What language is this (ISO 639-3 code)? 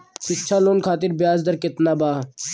bho